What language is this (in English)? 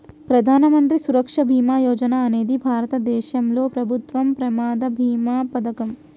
Telugu